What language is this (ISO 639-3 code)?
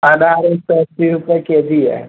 hin